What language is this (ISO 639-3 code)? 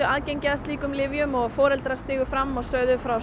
isl